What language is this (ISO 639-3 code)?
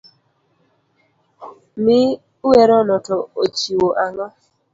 luo